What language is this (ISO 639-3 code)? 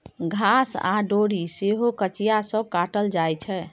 mai